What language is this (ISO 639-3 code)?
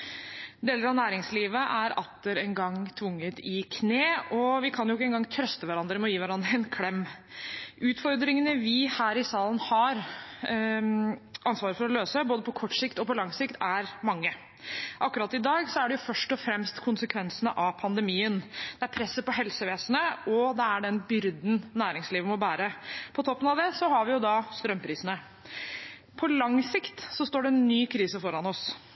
nob